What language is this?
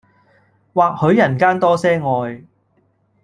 Cantonese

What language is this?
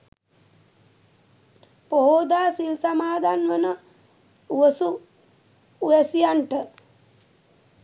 Sinhala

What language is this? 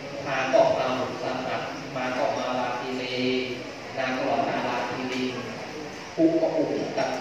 Thai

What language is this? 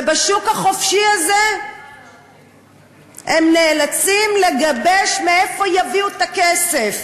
Hebrew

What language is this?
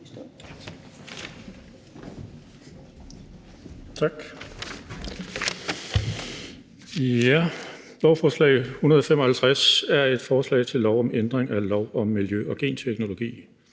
Danish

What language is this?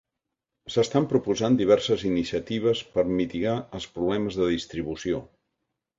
Catalan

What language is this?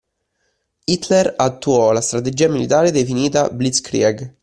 Italian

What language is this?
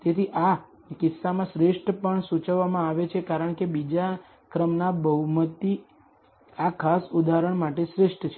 Gujarati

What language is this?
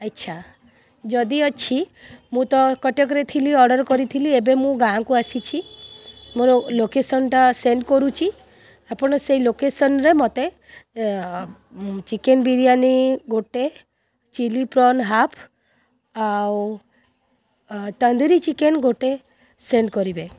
Odia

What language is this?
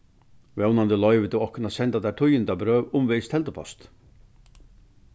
Faroese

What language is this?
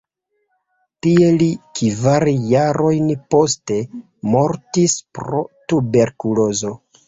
Esperanto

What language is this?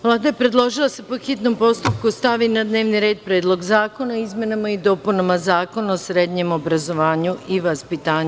Serbian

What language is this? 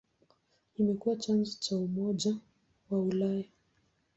Swahili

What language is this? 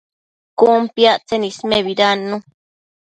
Matsés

